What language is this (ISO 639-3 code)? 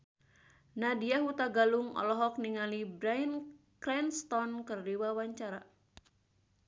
sun